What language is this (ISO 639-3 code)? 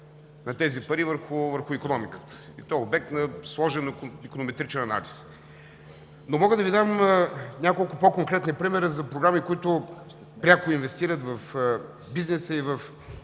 bul